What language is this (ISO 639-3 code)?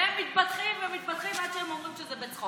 heb